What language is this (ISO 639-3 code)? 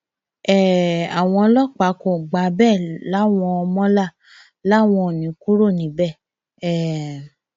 yor